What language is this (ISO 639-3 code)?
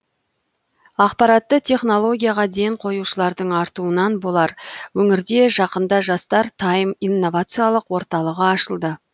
kaz